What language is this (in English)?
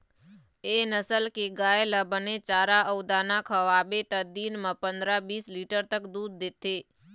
Chhattisgarhi